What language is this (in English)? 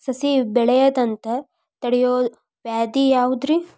Kannada